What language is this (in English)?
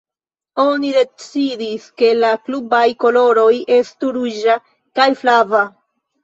Esperanto